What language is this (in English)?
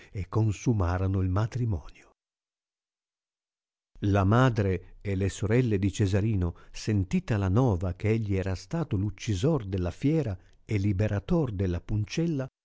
Italian